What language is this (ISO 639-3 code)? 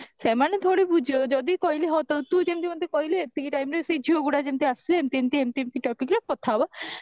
ori